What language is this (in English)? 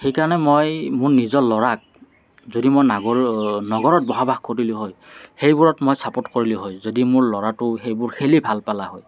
Assamese